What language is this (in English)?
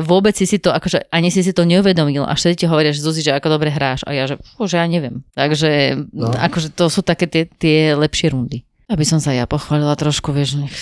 Slovak